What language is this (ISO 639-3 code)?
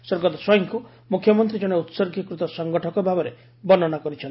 ori